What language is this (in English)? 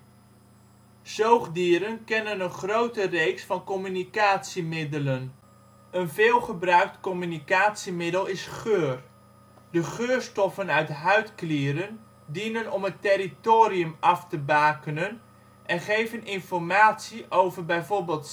Dutch